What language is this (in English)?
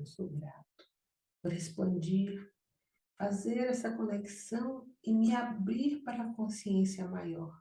Portuguese